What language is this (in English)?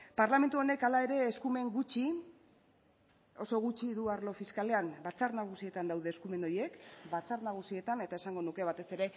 Basque